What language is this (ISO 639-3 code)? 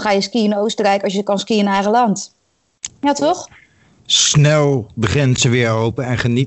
nld